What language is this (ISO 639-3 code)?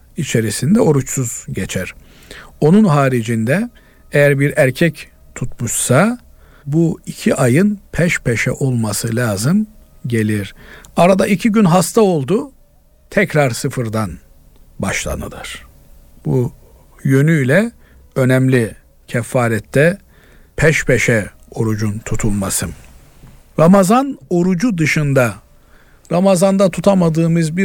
tur